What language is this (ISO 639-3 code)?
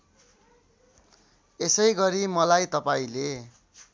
nep